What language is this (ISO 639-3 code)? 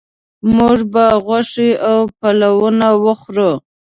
pus